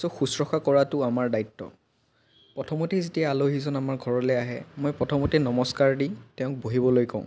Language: Assamese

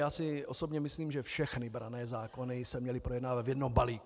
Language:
Czech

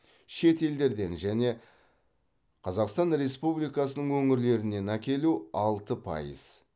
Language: Kazakh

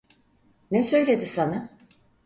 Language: Turkish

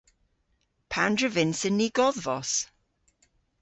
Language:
Cornish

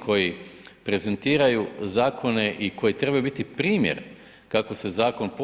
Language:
Croatian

